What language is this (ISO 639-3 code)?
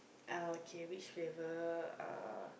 eng